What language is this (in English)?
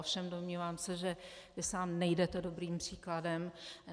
Czech